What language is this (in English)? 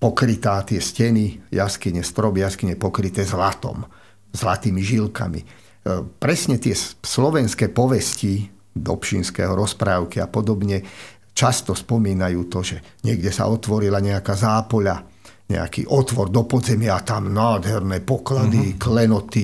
Slovak